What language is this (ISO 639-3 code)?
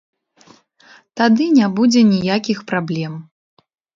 bel